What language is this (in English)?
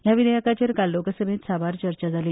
Konkani